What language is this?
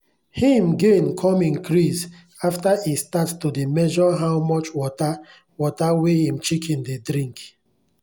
Nigerian Pidgin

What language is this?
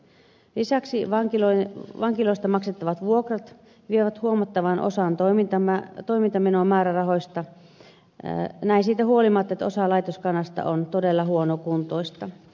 Finnish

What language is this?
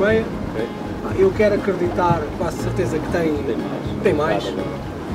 Portuguese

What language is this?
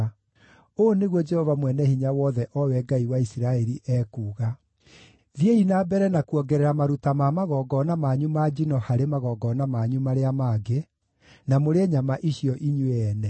Kikuyu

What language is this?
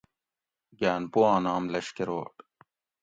Gawri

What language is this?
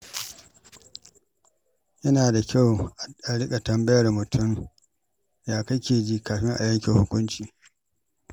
Hausa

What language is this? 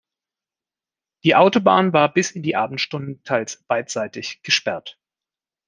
German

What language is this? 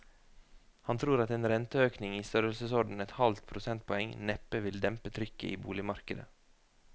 Norwegian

